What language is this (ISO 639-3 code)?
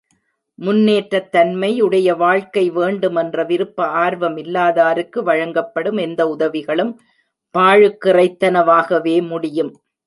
tam